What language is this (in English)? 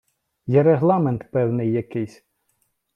Ukrainian